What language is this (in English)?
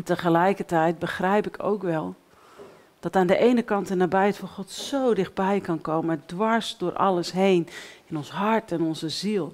Dutch